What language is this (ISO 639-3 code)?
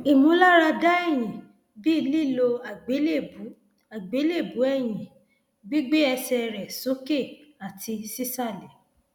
yor